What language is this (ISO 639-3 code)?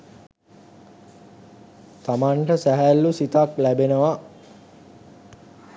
sin